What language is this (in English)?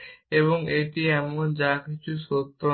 Bangla